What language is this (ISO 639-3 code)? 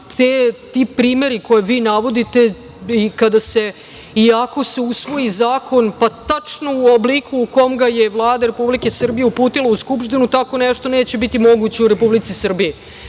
srp